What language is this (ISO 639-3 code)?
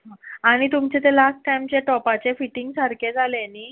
kok